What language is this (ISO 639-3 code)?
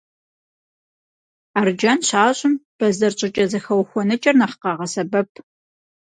kbd